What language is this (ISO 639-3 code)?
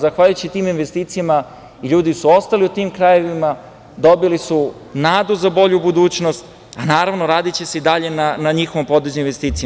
srp